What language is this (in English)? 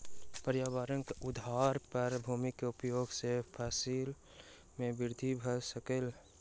Maithili